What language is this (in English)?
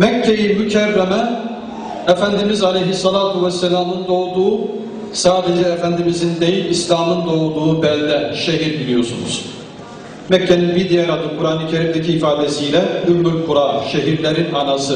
Turkish